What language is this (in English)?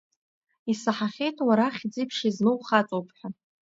Abkhazian